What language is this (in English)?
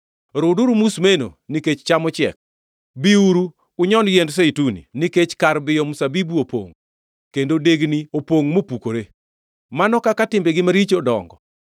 Luo (Kenya and Tanzania)